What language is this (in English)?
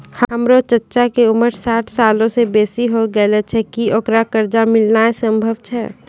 Maithili